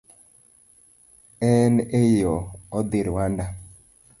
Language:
Luo (Kenya and Tanzania)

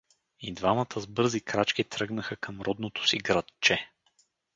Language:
Bulgarian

